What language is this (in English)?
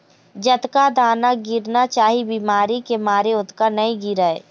Chhattisgarhi